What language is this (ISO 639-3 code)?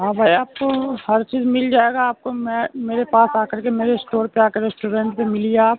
urd